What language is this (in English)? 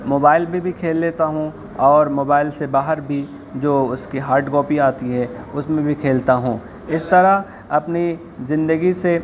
Urdu